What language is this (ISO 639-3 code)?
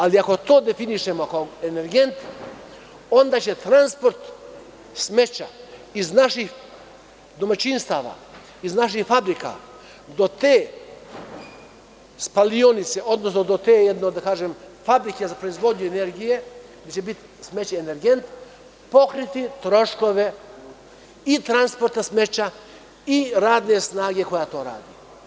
srp